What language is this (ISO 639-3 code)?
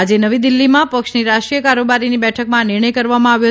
guj